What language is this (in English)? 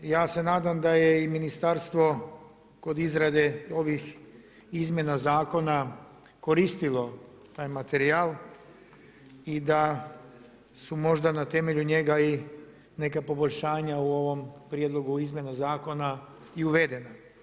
Croatian